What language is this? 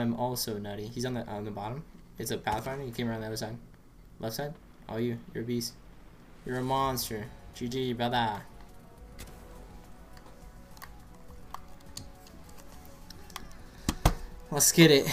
English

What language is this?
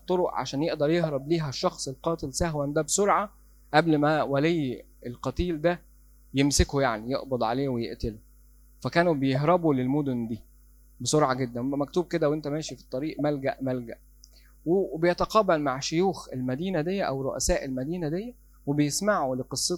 Arabic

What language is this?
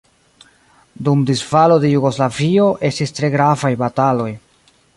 Esperanto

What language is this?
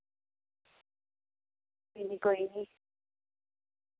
Dogri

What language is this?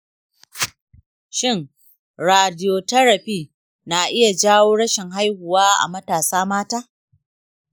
Hausa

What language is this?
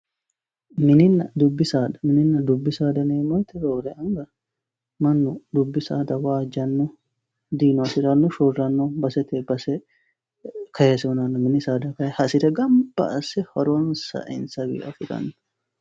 Sidamo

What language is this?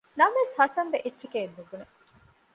Divehi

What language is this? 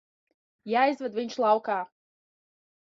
Latvian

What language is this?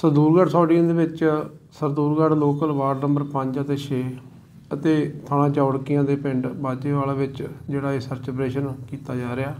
Punjabi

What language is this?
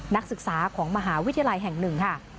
Thai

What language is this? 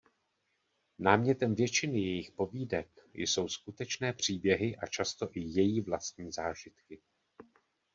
Czech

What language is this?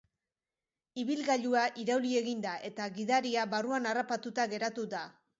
Basque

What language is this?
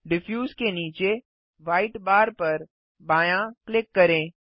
Hindi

